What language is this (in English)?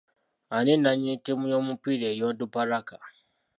Ganda